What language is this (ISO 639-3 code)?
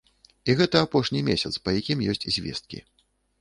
bel